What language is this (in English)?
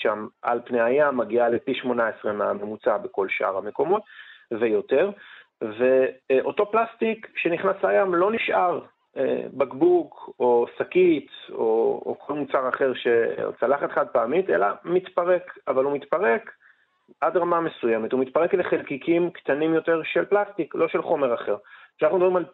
Hebrew